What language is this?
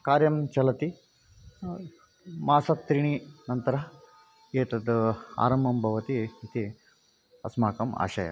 Sanskrit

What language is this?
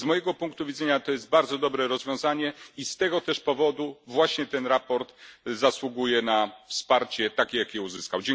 Polish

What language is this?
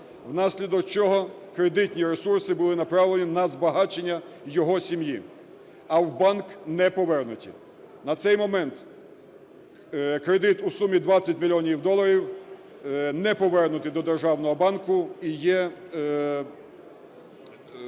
Ukrainian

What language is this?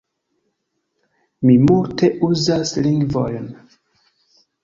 Esperanto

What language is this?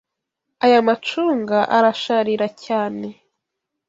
Kinyarwanda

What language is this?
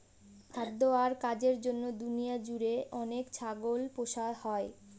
Bangla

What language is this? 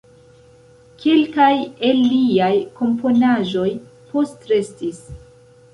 Esperanto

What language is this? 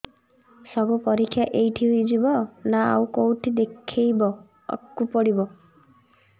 Odia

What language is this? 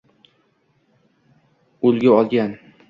Uzbek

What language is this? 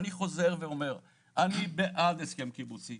Hebrew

